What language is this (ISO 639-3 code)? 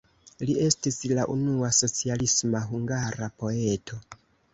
epo